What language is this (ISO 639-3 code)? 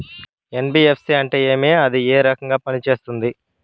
tel